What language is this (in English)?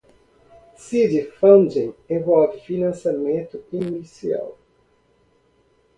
Portuguese